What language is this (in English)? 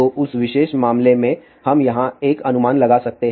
Hindi